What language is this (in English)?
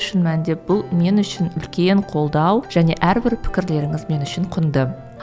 Kazakh